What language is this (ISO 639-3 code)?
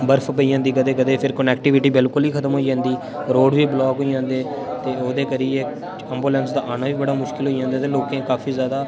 doi